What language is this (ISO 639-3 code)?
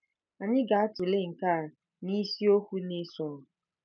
ibo